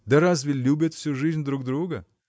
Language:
Russian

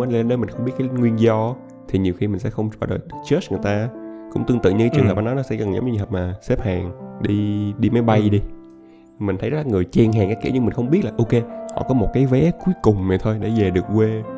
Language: Vietnamese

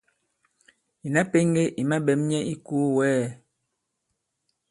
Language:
Bankon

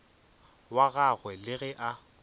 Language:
Northern Sotho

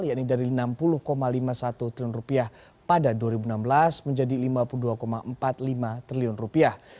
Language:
Indonesian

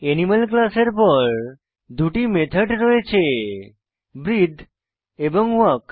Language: Bangla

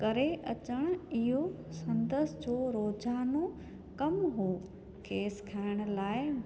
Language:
Sindhi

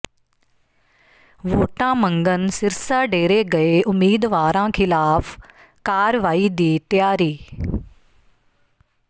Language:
Punjabi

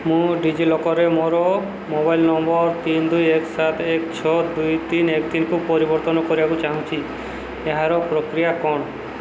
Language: Odia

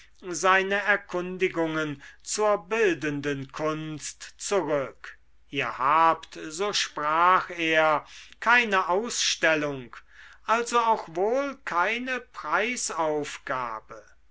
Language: German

